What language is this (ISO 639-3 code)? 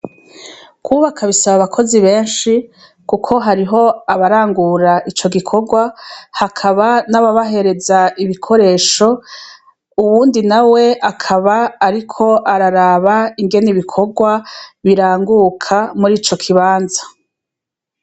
run